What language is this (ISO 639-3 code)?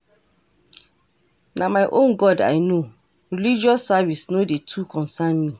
pcm